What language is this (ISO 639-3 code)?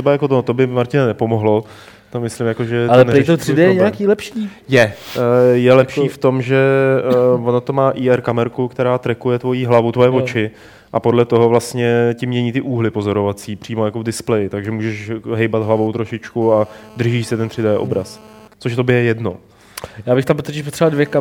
ces